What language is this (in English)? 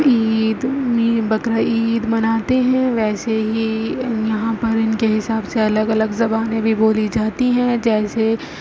Urdu